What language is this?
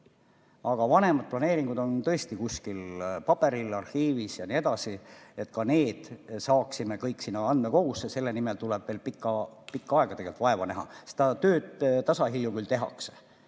Estonian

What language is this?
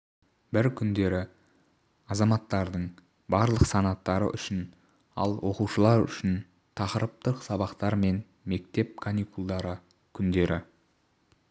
Kazakh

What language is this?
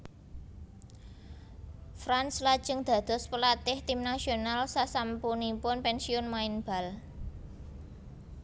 Javanese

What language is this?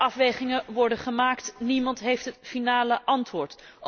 Dutch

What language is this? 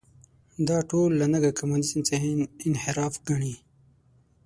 Pashto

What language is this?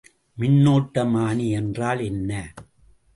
Tamil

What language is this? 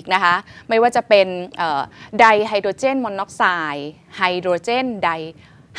Thai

